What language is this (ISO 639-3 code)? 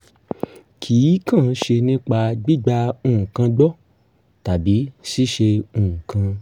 yor